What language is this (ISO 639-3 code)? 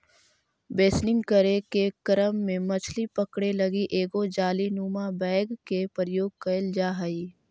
mag